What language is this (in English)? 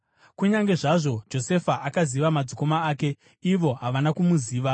Shona